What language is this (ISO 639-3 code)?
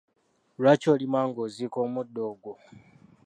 lug